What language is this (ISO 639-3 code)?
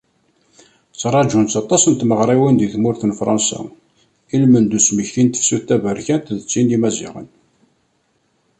kab